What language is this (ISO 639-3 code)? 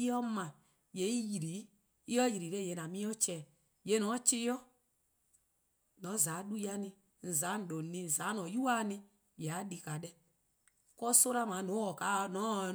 kqo